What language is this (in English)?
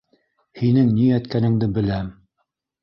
Bashkir